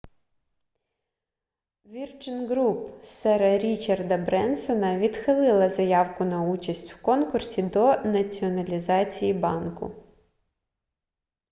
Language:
Ukrainian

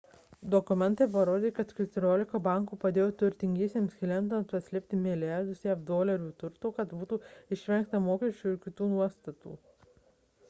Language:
Lithuanian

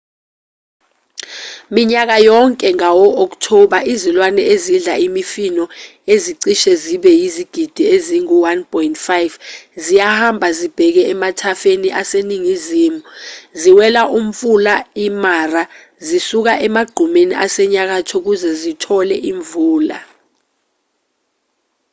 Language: Zulu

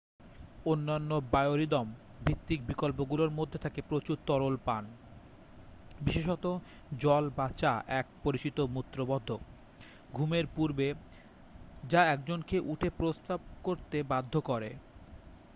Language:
Bangla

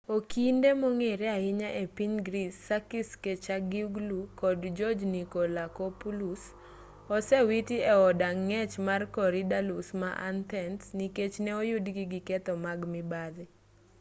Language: Luo (Kenya and Tanzania)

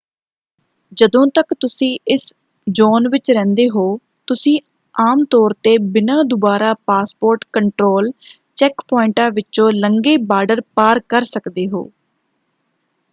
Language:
Punjabi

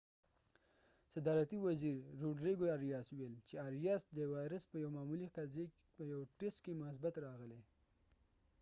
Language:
Pashto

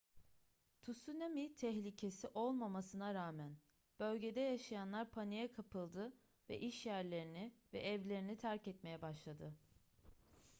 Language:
Turkish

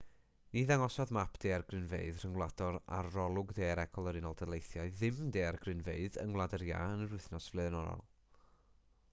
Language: Welsh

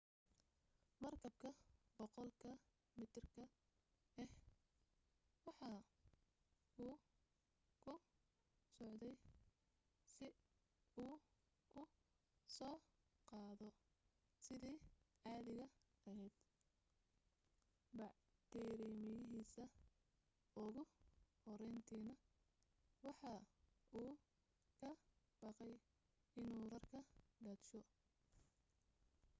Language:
Somali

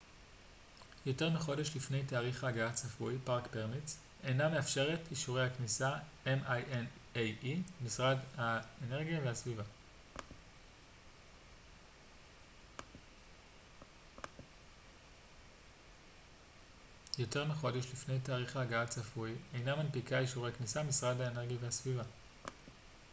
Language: Hebrew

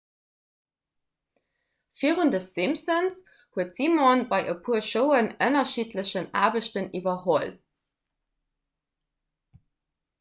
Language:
Luxembourgish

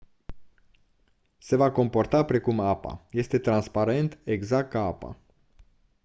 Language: Romanian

